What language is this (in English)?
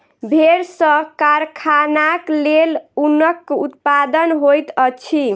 Maithili